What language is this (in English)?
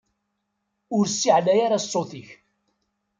Kabyle